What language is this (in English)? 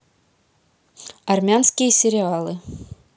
Russian